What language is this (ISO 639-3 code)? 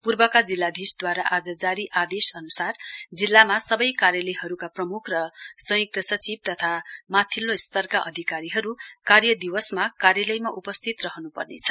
nep